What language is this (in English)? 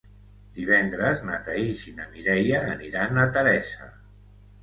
Catalan